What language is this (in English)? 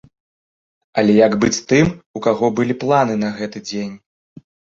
Belarusian